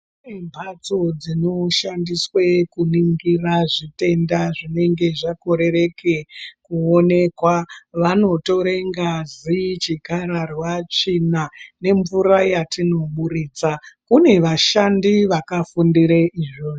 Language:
Ndau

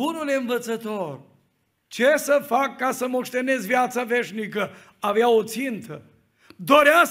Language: Romanian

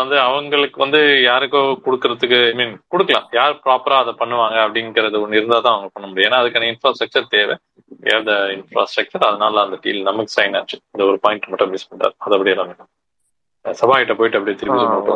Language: Tamil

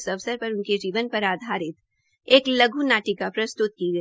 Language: Hindi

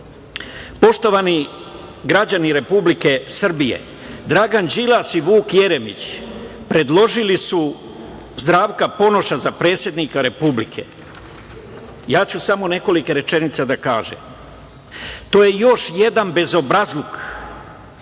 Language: Serbian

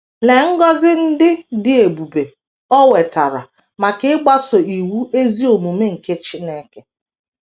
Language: Igbo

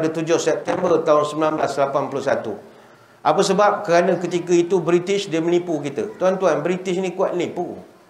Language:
Malay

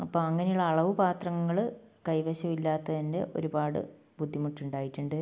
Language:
Malayalam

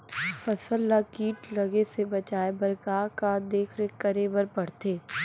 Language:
Chhattisgarhi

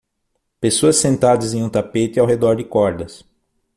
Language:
Portuguese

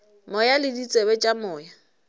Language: Northern Sotho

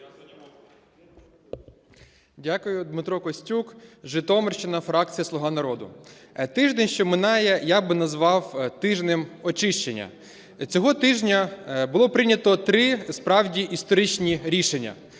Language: Ukrainian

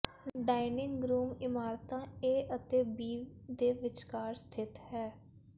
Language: Punjabi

